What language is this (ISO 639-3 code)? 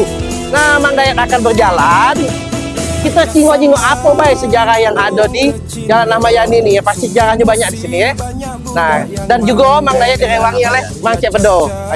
ind